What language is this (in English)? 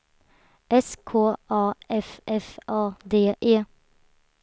Swedish